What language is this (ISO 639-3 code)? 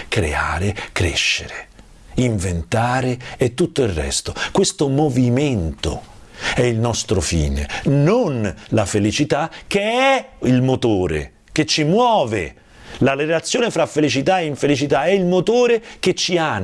ita